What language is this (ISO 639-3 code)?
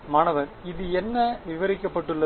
tam